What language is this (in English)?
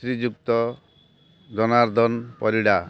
Odia